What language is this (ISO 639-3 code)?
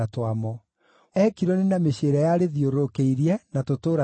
kik